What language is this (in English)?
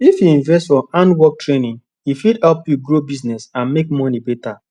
Nigerian Pidgin